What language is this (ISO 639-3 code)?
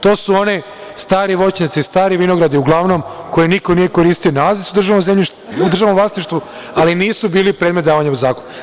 srp